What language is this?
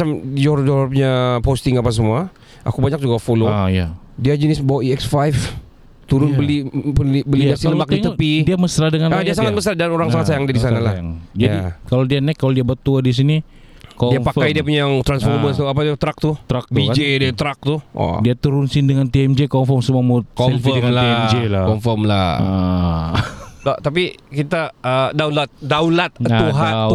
Malay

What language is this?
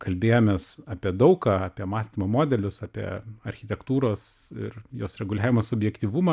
Lithuanian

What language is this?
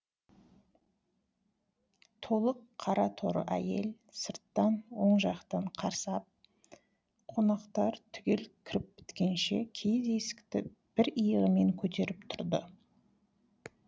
Kazakh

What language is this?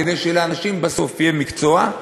Hebrew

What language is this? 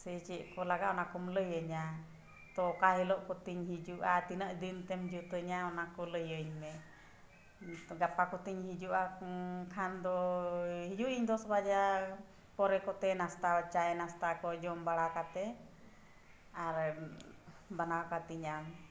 Santali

